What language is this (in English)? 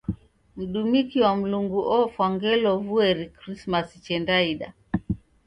Taita